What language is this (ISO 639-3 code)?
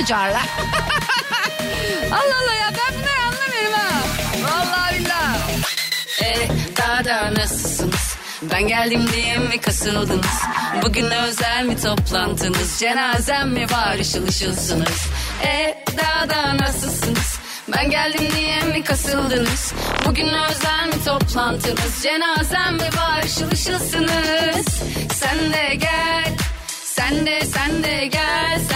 tur